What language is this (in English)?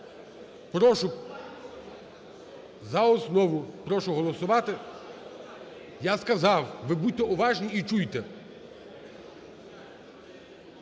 Ukrainian